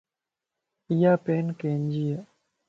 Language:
Lasi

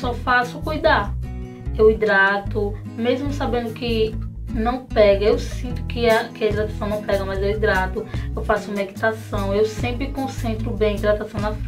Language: Portuguese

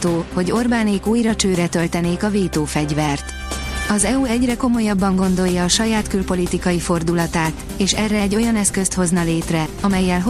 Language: Hungarian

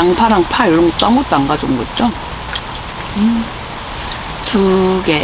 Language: Korean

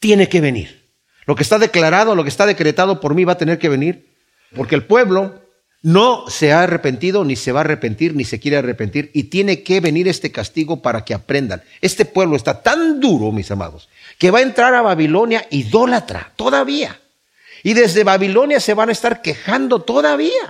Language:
Spanish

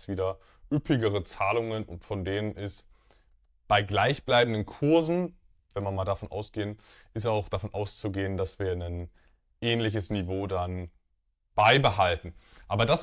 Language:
German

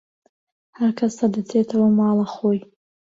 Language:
Central Kurdish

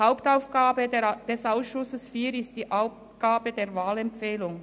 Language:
Swiss German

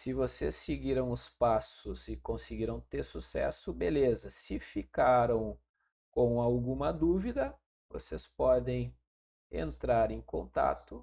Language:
Portuguese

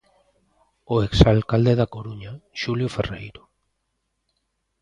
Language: Galician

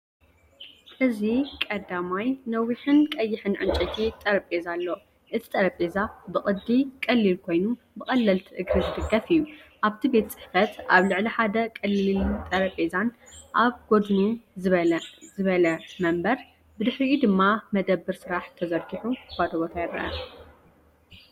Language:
Tigrinya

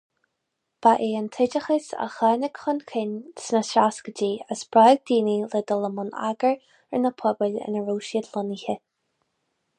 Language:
Irish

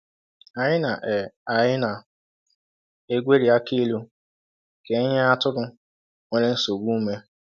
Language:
Igbo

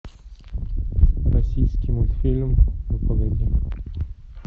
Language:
Russian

